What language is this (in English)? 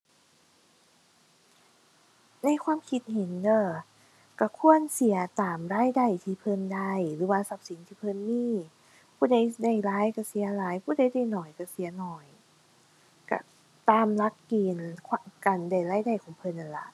Thai